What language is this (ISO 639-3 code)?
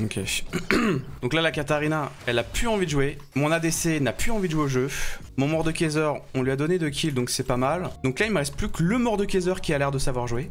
fra